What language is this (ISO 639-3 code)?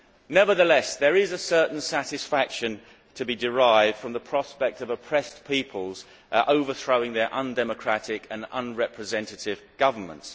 eng